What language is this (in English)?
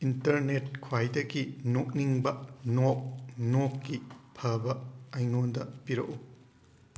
Manipuri